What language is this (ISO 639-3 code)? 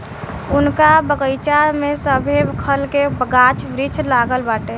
bho